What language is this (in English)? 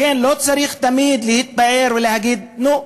Hebrew